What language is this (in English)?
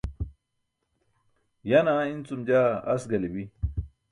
Burushaski